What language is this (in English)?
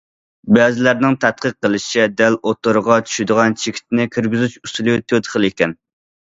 Uyghur